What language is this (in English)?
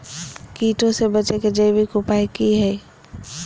Magahi